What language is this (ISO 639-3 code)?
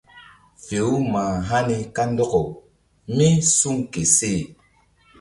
mdd